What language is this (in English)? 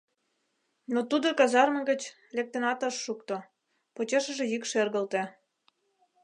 Mari